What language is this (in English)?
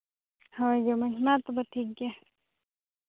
Santali